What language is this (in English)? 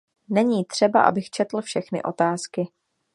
Czech